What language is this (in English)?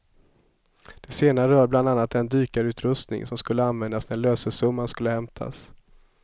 Swedish